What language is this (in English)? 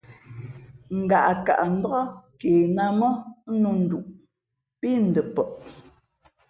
Fe'fe'